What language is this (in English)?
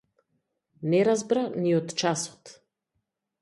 Macedonian